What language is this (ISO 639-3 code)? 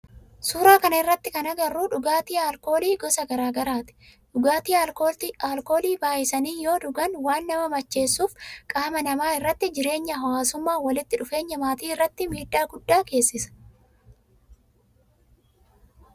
orm